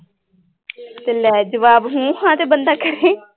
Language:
Punjabi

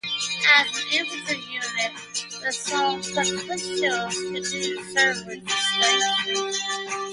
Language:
English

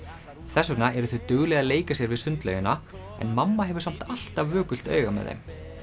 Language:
Icelandic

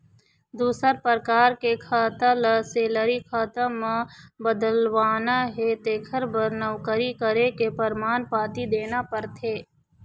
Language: Chhattisgarhi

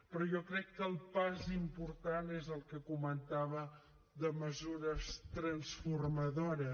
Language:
Catalan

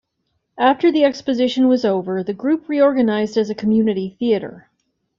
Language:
English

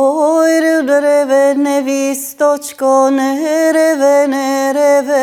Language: Ukrainian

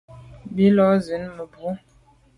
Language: Medumba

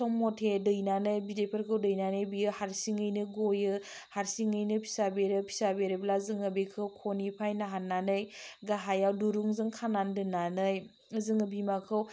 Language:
Bodo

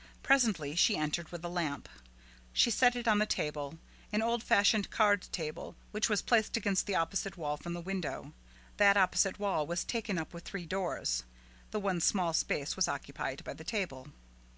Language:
English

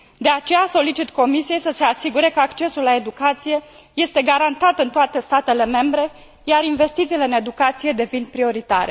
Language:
Romanian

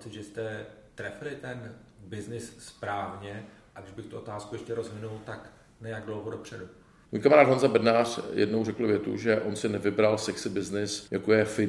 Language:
Czech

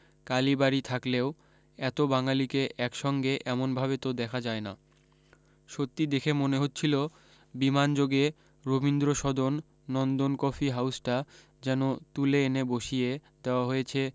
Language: Bangla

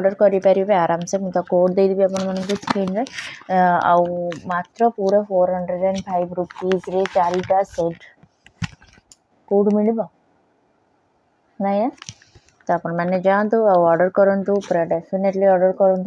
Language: Bangla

